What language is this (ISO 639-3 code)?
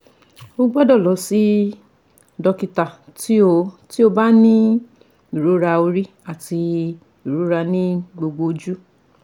yor